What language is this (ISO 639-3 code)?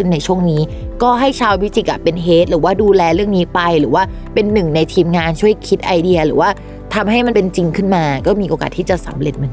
tha